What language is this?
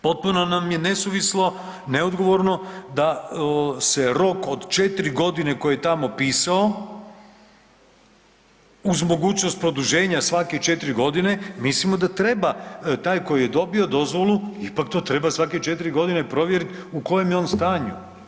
Croatian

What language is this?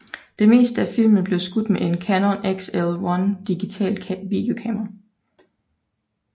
Danish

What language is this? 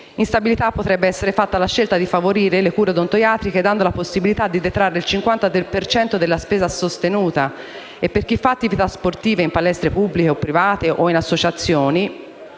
Italian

